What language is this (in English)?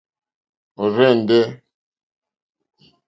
Mokpwe